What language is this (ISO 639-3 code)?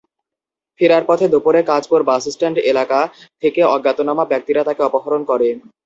ben